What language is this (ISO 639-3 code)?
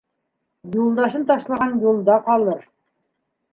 bak